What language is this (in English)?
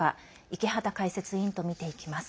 Japanese